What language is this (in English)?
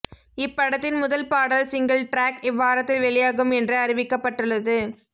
Tamil